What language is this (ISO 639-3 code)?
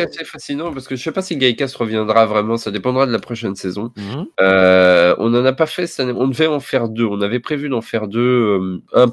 fra